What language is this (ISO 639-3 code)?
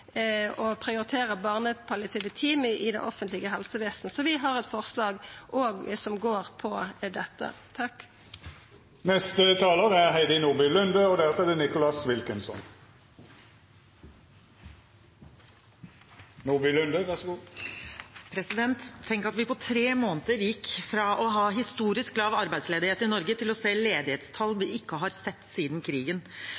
nor